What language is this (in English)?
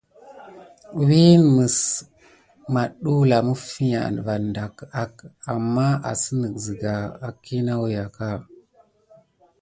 Gidar